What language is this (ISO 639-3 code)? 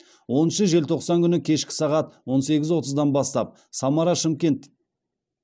kaz